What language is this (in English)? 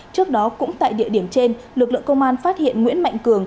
Vietnamese